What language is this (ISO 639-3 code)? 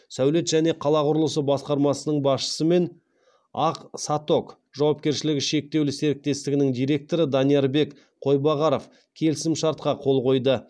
kaz